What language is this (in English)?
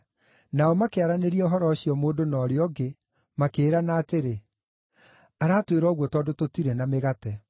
Kikuyu